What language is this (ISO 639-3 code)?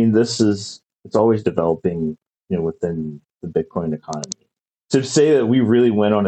eng